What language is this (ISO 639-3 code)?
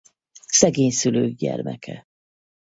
hun